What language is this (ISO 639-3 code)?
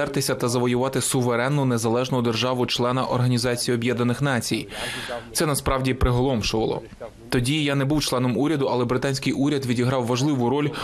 ukr